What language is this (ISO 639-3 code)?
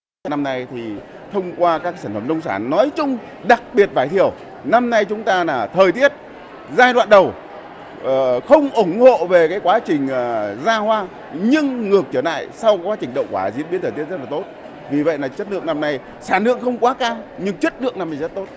vie